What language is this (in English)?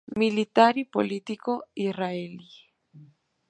Spanish